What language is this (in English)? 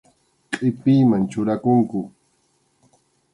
Arequipa-La Unión Quechua